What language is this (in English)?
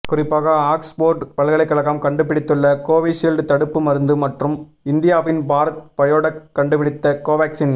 Tamil